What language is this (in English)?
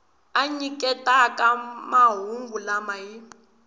Tsonga